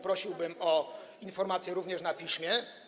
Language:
Polish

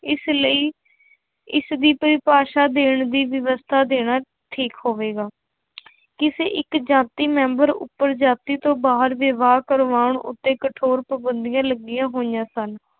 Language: Punjabi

